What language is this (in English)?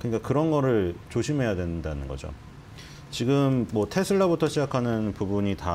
Korean